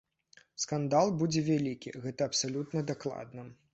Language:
Belarusian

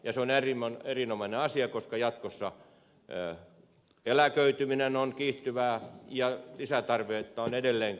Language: Finnish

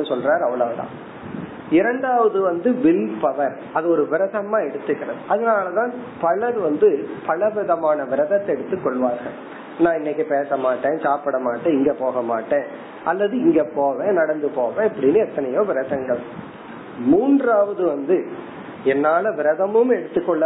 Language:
Tamil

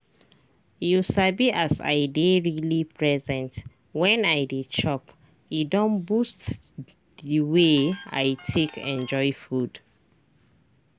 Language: Nigerian Pidgin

